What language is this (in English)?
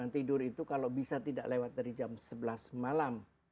Indonesian